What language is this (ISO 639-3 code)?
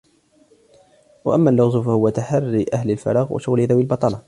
ara